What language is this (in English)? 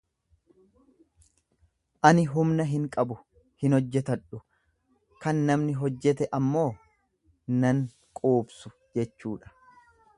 Oromo